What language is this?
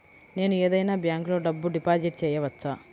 Telugu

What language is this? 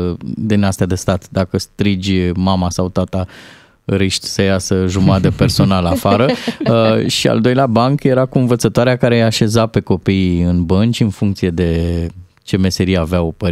Romanian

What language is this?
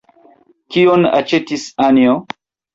Esperanto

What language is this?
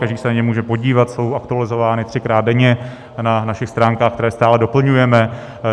Czech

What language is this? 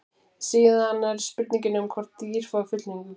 Icelandic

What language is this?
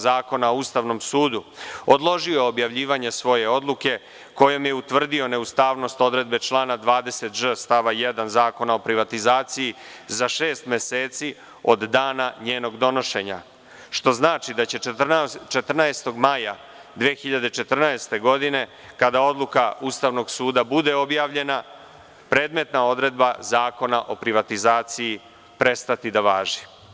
Serbian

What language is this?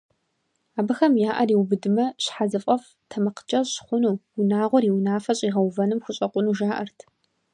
Kabardian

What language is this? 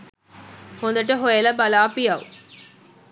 Sinhala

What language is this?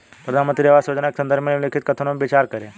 Hindi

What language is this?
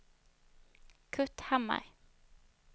Swedish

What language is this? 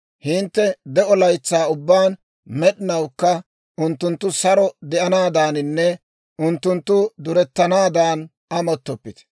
Dawro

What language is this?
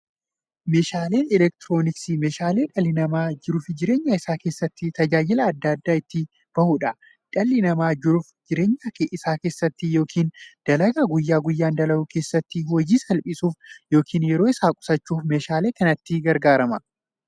Oromo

